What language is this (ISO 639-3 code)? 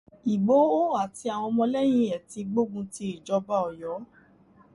yor